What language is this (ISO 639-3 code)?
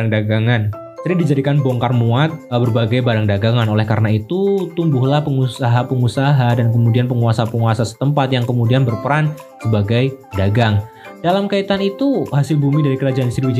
ind